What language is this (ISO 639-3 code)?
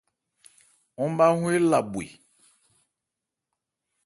ebr